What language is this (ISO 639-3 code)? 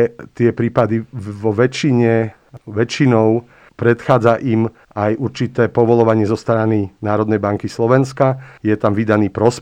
slk